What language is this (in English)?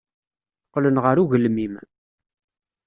Kabyle